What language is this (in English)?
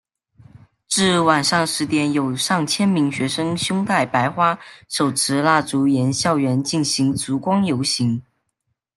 Chinese